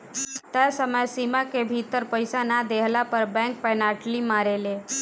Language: Bhojpuri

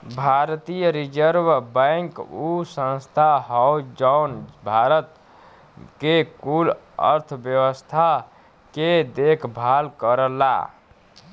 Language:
Bhojpuri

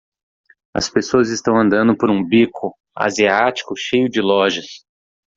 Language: Portuguese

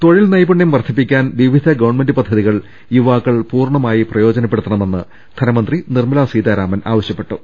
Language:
Malayalam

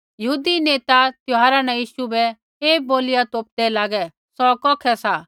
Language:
Kullu Pahari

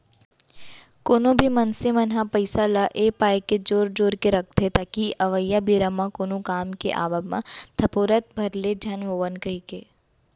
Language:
Chhattisgarhi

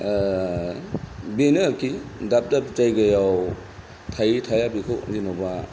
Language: Bodo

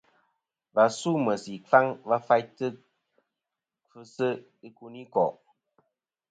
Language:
Kom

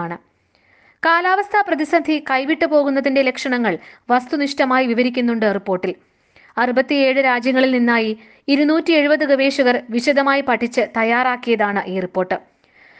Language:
Malayalam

